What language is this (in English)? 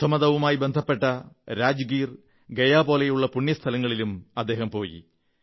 Malayalam